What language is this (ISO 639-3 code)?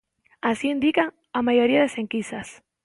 glg